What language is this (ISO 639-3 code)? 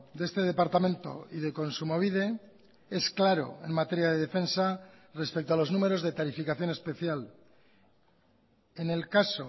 spa